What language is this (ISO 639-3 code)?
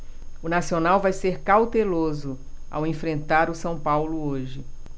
por